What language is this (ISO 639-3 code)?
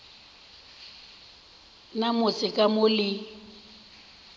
nso